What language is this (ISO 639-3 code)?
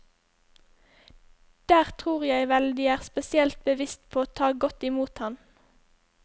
nor